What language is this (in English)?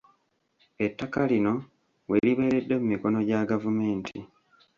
Ganda